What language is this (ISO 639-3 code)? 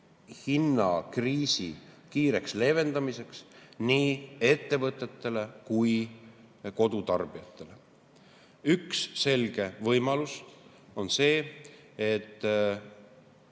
est